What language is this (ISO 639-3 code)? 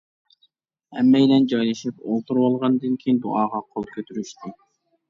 uig